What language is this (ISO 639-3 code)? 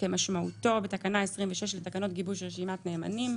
heb